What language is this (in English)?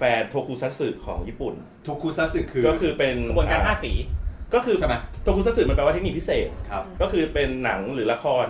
Thai